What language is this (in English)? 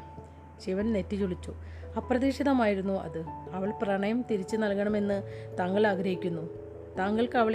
Malayalam